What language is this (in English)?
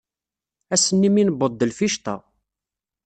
Kabyle